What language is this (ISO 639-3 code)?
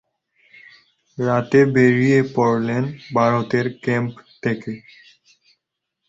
ben